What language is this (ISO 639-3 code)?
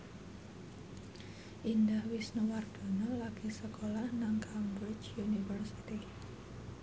jav